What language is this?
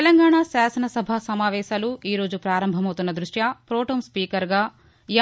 Telugu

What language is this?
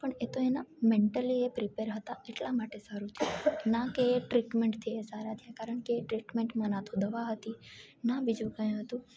Gujarati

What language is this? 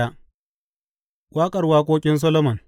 Hausa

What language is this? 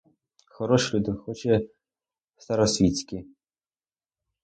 Ukrainian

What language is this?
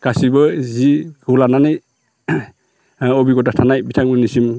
Bodo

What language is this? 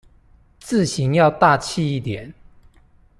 Chinese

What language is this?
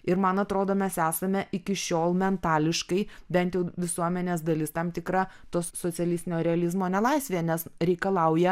Lithuanian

